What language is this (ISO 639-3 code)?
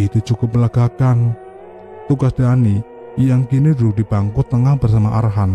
ind